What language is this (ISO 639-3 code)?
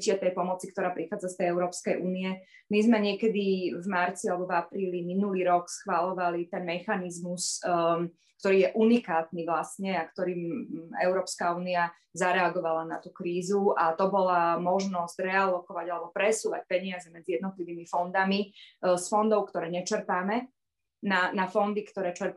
slk